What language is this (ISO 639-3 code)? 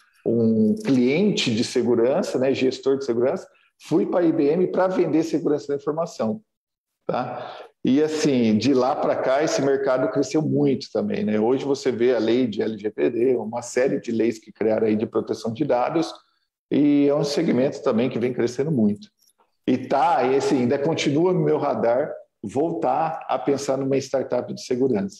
por